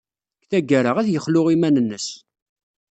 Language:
Kabyle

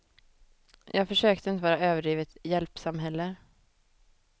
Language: Swedish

